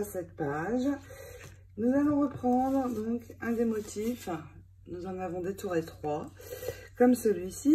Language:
French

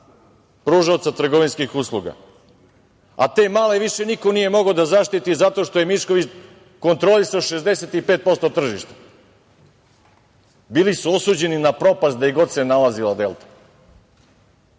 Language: Serbian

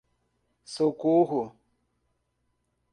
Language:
Portuguese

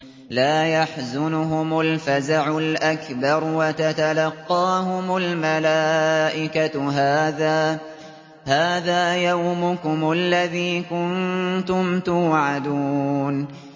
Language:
Arabic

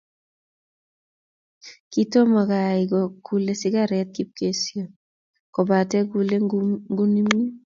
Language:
Kalenjin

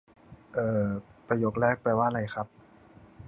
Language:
Thai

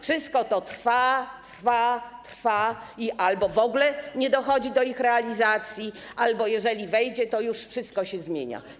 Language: Polish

